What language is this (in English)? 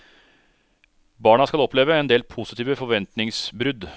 Norwegian